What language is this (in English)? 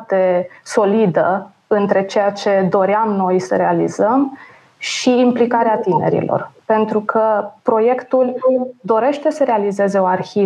Romanian